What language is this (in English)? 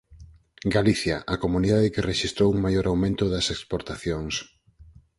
Galician